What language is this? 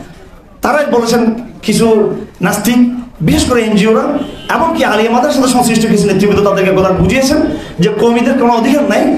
Bangla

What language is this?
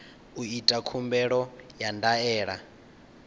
Venda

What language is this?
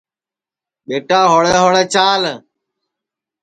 Sansi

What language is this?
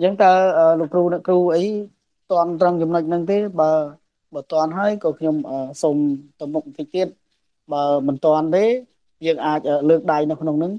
Vietnamese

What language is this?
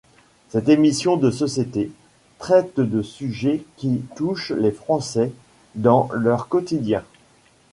French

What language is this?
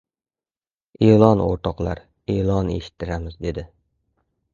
Uzbek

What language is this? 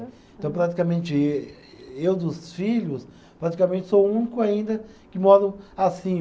Portuguese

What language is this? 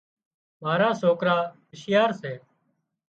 Wadiyara Koli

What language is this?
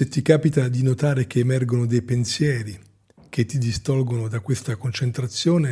Italian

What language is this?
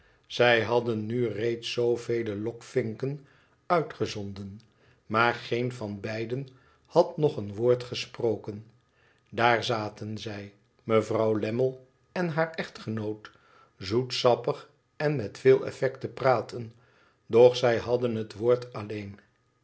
Dutch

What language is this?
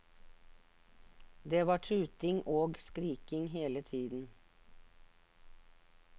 Norwegian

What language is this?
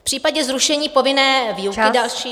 Czech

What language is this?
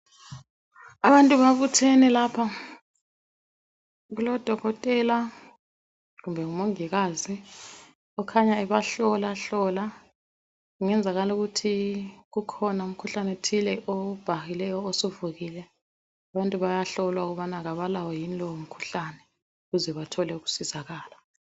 North Ndebele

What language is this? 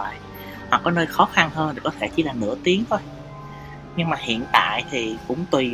Vietnamese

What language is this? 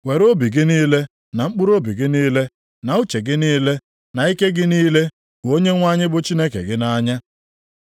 Igbo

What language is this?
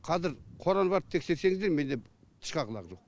Kazakh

